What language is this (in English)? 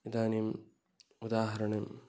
Sanskrit